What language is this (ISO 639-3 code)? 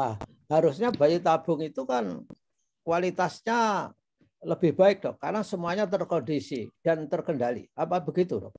ind